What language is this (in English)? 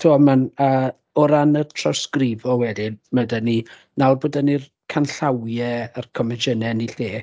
Welsh